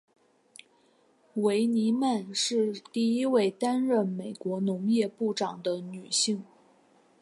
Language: Chinese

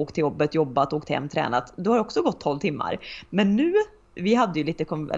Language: Swedish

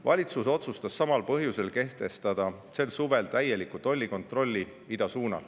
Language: Estonian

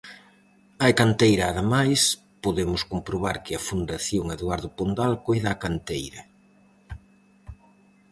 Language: Galician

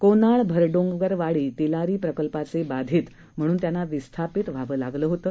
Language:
Marathi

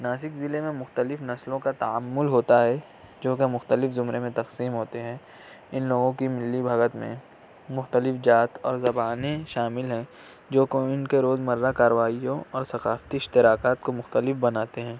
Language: Urdu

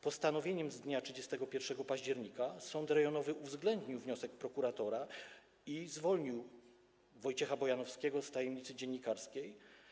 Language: Polish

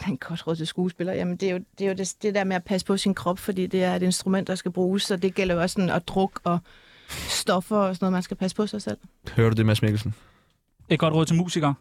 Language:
Danish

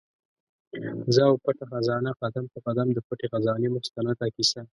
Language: Pashto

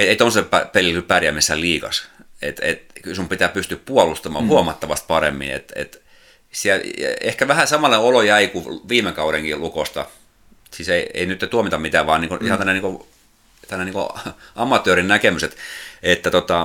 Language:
Finnish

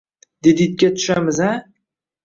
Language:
Uzbek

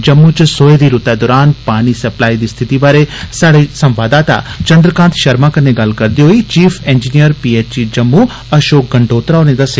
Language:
Dogri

